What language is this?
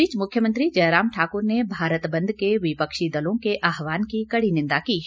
Hindi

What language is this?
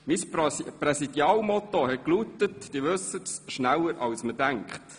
Swiss German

